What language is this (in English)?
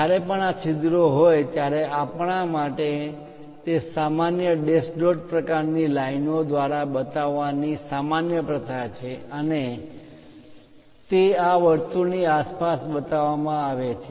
Gujarati